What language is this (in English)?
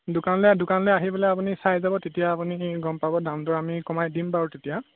Assamese